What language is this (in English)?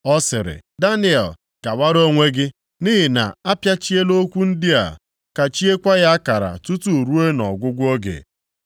Igbo